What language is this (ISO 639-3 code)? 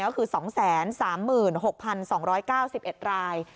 tha